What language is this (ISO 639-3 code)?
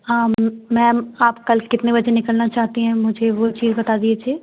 hin